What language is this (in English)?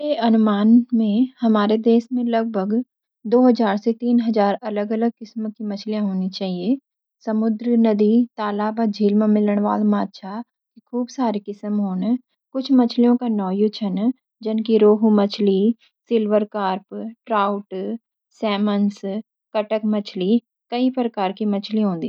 Garhwali